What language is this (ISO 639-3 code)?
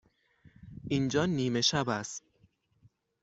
fas